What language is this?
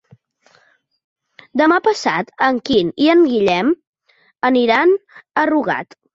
Catalan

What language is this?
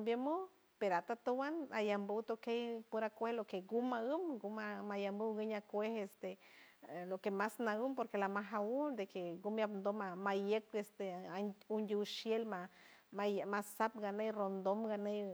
San Francisco Del Mar Huave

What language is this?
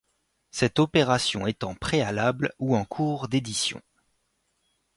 French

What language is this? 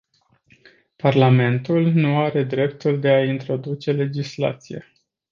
Romanian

